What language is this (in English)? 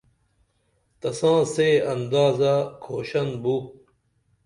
Dameli